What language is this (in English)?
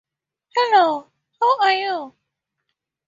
English